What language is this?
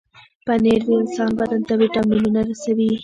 Pashto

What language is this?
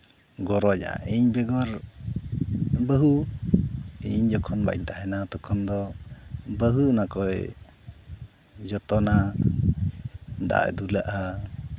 Santali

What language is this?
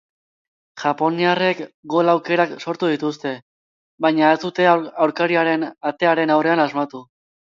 Basque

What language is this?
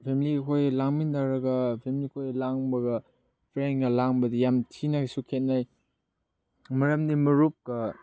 Manipuri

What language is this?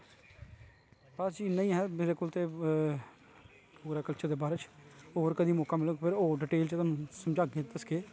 Dogri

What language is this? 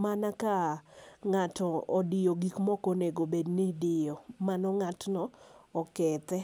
Luo (Kenya and Tanzania)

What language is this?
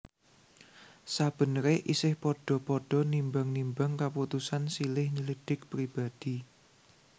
Javanese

